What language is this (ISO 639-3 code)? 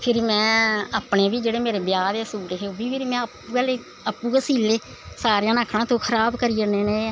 doi